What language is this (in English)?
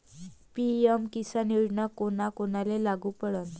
Marathi